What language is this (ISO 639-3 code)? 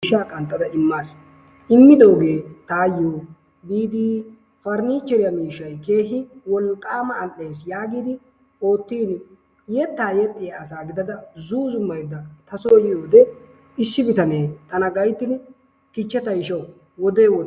wal